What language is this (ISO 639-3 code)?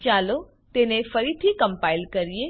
guj